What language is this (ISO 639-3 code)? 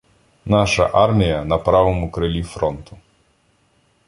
ukr